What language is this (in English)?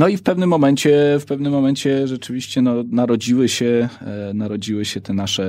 Polish